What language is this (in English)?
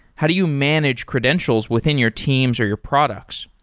English